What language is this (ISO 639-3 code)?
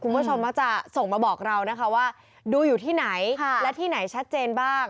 tha